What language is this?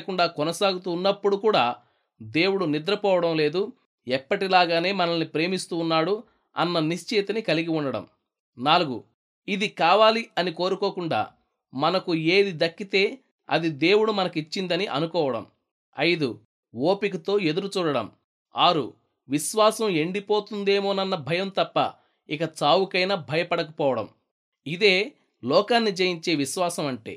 Telugu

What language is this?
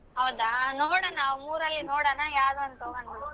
Kannada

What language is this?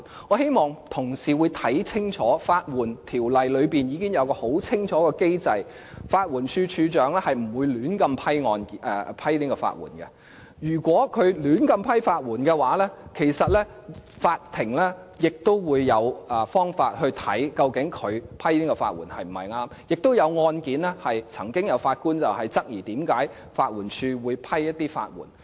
Cantonese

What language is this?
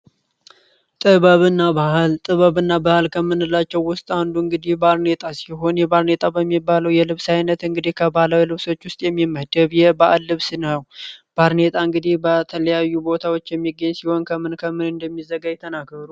Amharic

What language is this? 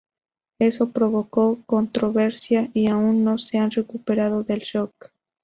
Spanish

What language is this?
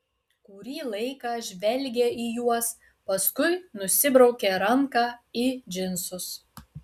Lithuanian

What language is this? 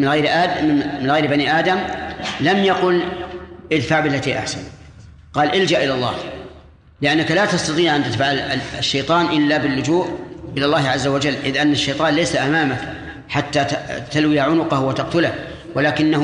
Arabic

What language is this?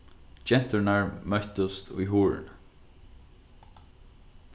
Faroese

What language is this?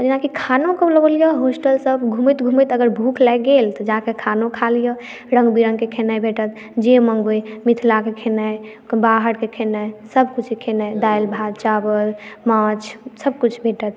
Maithili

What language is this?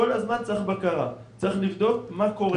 Hebrew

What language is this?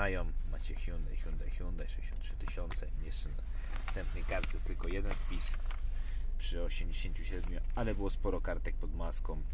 Polish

